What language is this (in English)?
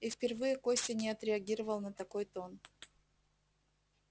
Russian